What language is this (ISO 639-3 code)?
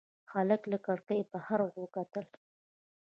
pus